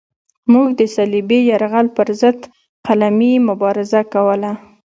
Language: Pashto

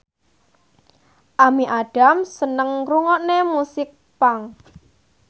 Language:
Javanese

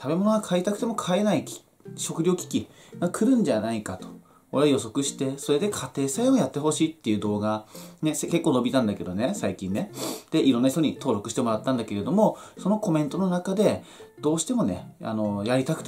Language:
Japanese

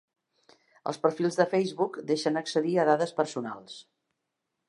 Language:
Catalan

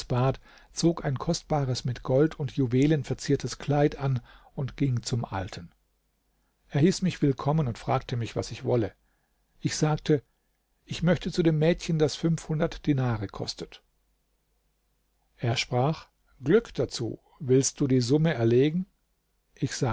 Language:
German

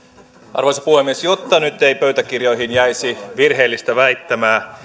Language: Finnish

